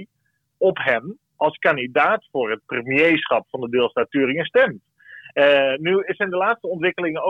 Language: Dutch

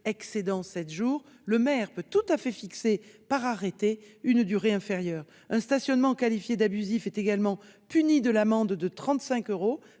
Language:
French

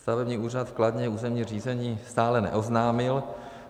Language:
Czech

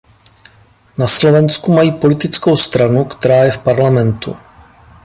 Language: Czech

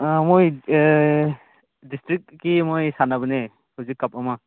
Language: Manipuri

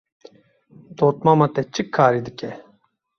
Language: Kurdish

